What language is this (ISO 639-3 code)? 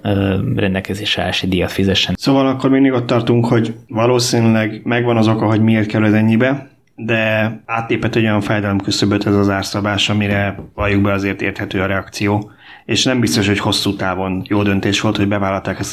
hun